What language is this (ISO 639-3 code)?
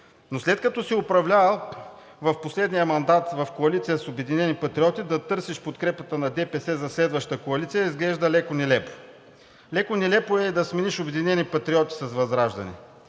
bul